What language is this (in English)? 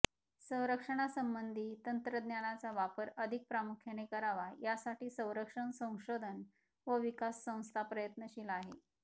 Marathi